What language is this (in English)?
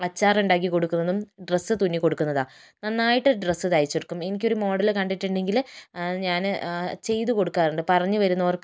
Malayalam